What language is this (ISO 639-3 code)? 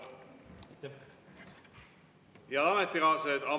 est